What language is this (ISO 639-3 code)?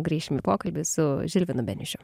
lit